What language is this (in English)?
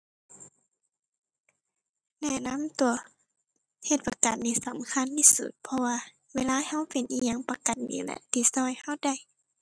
Thai